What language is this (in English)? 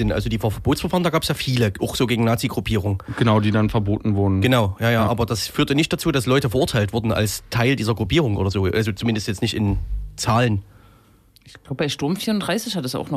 German